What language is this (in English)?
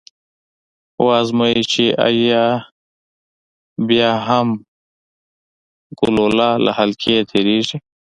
Pashto